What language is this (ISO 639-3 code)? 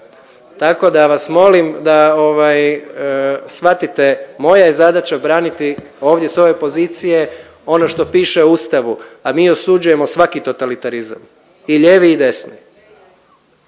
hrv